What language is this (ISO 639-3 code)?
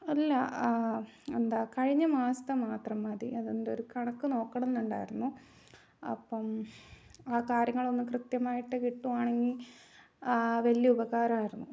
mal